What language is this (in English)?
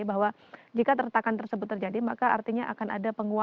Indonesian